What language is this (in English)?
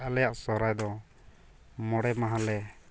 Santali